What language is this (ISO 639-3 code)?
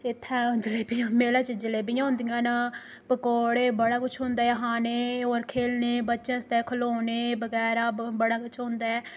doi